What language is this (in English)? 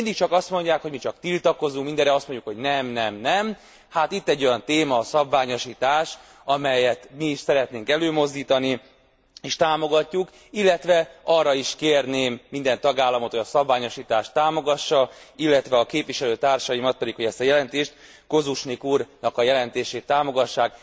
Hungarian